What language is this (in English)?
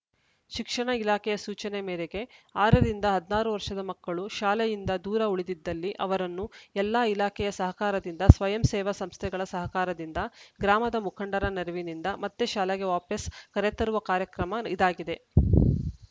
Kannada